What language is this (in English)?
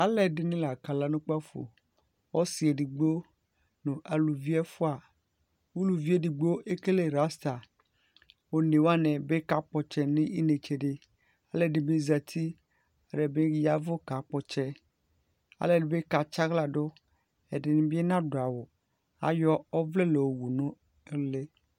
Ikposo